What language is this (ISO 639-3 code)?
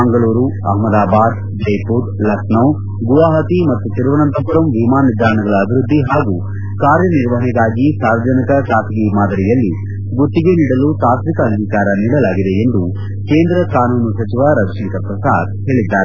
kan